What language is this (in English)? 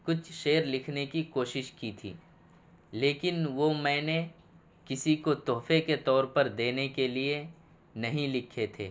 Urdu